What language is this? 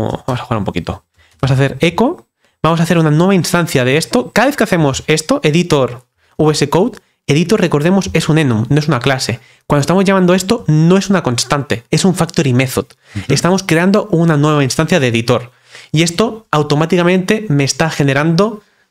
Spanish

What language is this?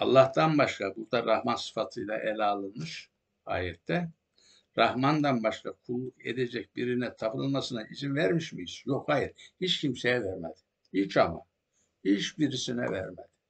Turkish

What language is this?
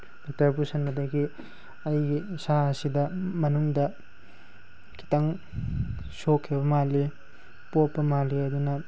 Manipuri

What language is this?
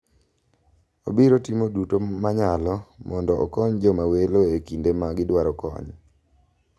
Luo (Kenya and Tanzania)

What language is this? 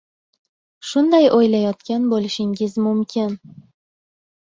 Uzbek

